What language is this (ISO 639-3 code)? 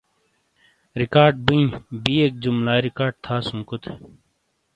scl